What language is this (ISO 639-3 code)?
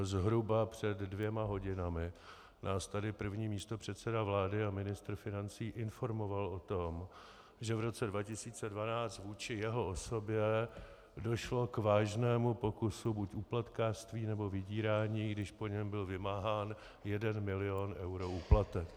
ces